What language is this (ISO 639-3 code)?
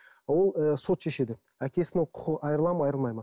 kaz